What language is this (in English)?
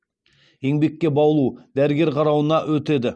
Kazakh